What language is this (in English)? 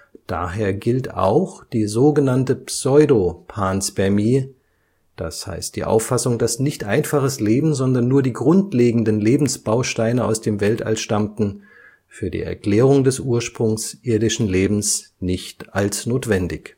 German